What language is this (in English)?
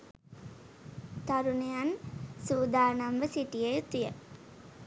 Sinhala